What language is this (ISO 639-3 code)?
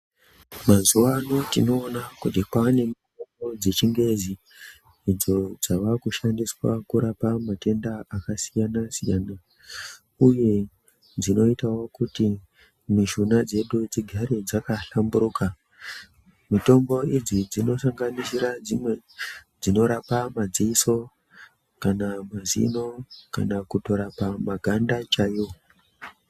ndc